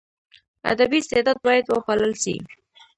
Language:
Pashto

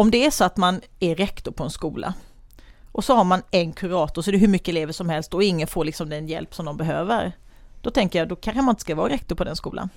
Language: Swedish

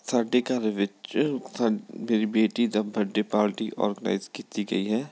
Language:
Punjabi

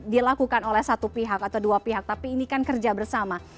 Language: Indonesian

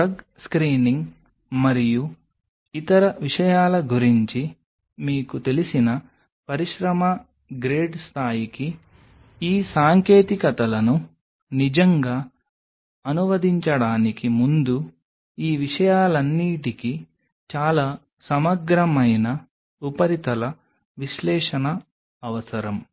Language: Telugu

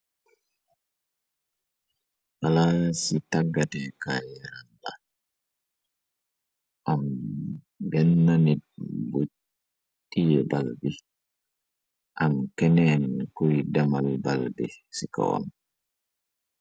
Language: Wolof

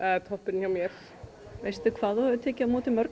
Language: Icelandic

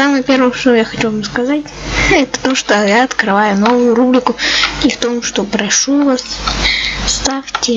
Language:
Russian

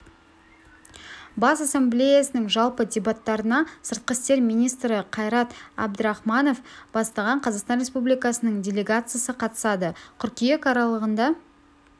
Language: Kazakh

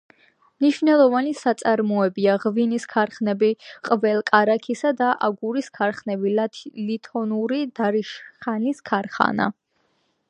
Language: Georgian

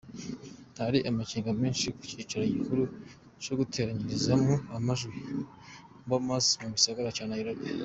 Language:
Kinyarwanda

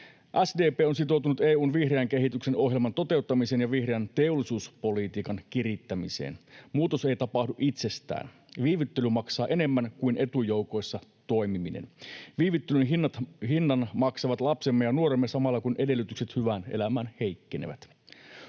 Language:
Finnish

